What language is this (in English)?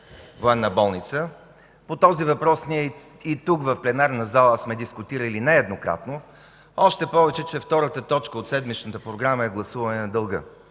Bulgarian